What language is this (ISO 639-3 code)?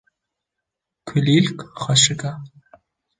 kur